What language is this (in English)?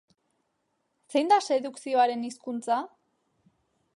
Basque